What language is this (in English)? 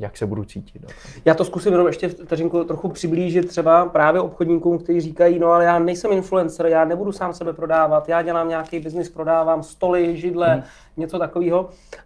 Czech